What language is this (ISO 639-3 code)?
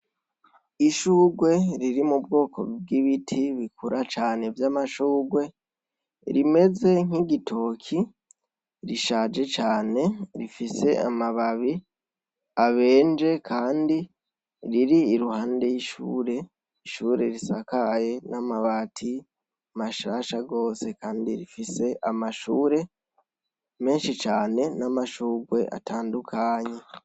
run